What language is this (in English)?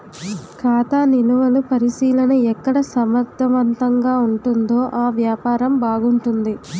Telugu